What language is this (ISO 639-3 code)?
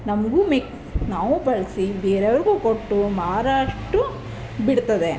kan